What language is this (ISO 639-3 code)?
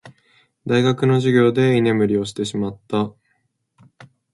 jpn